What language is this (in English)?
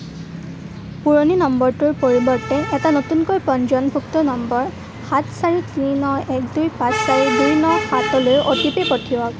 Assamese